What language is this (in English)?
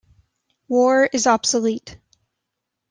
English